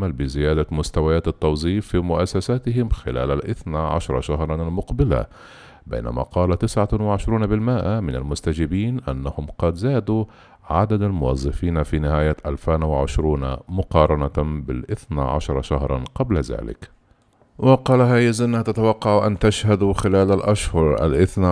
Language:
Arabic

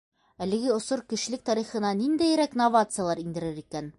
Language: Bashkir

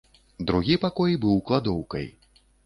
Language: Belarusian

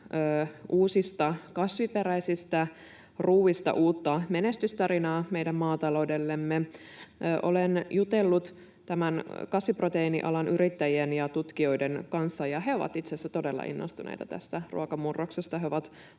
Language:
Finnish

